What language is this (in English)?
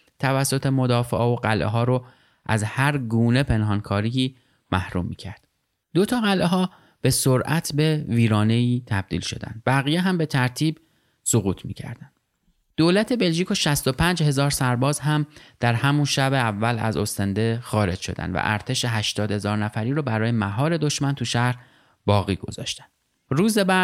Persian